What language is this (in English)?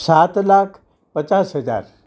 Gujarati